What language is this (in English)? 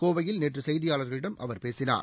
Tamil